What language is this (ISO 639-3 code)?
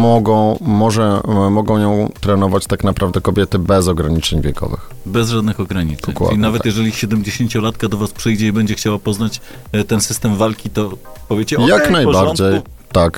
pol